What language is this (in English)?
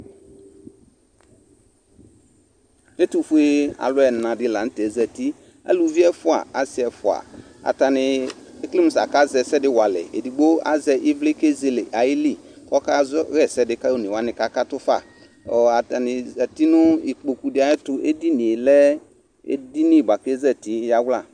Ikposo